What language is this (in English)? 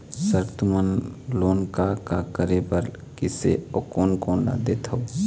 Chhattisgarhi